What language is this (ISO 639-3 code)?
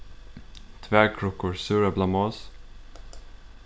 fao